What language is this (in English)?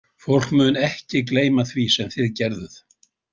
Icelandic